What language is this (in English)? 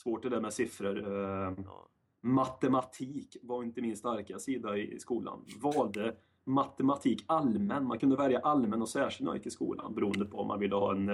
Swedish